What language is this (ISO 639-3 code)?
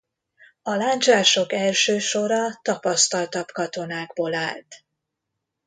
hun